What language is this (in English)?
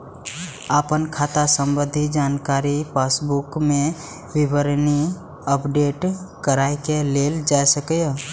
Maithili